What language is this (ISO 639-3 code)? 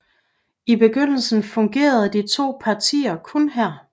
dan